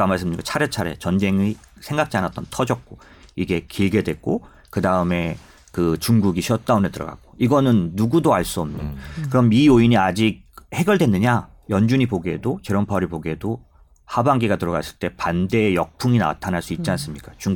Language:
Korean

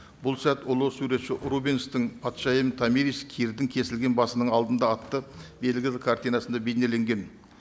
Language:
Kazakh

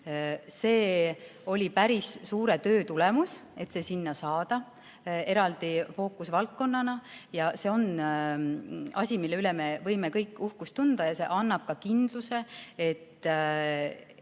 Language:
Estonian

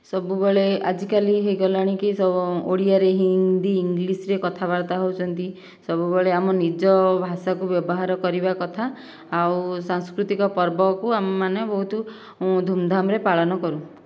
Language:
Odia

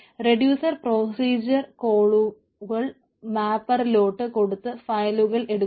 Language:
Malayalam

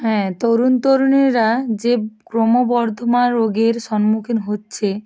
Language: Bangla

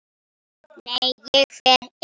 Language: Icelandic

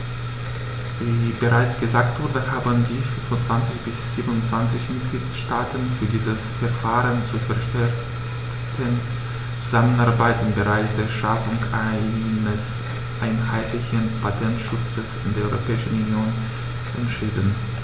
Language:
German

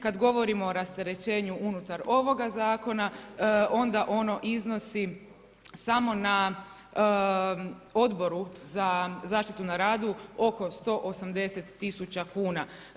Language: Croatian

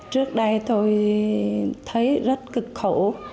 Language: Vietnamese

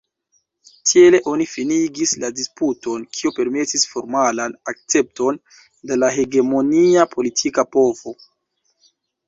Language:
Esperanto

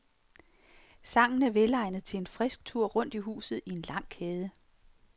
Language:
Danish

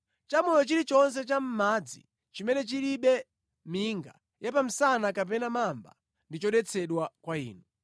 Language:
Nyanja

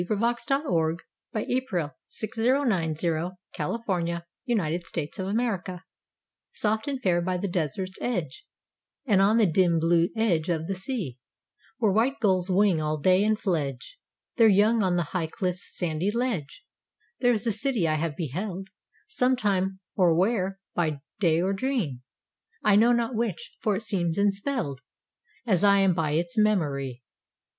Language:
English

